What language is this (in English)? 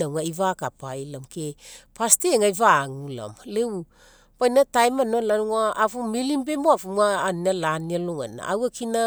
Mekeo